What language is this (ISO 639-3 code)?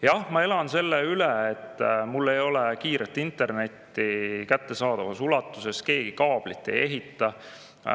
est